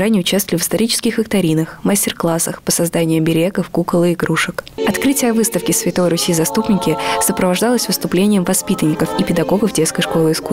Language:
Russian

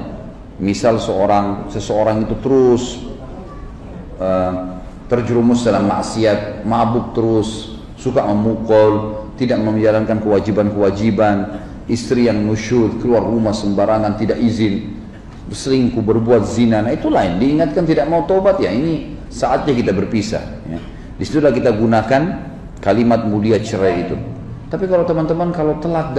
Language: Indonesian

